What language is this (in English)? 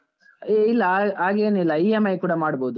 Kannada